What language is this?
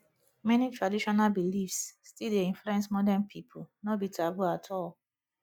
Nigerian Pidgin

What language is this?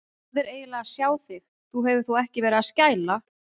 Icelandic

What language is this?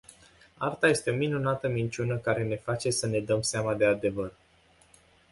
Romanian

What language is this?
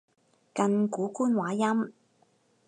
Cantonese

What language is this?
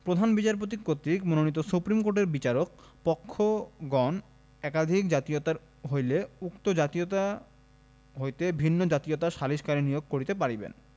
Bangla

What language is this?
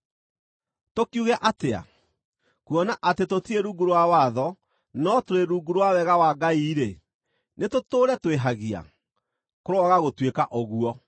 Kikuyu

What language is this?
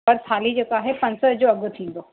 Sindhi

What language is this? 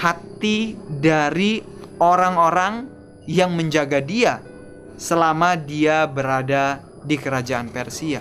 Indonesian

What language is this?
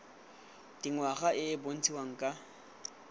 Tswana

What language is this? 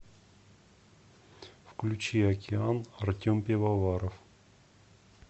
Russian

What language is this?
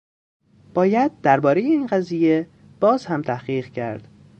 Persian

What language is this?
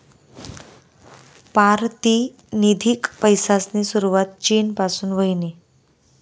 Marathi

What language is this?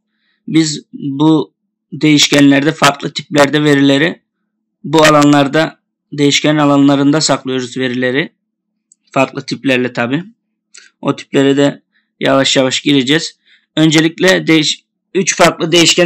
Turkish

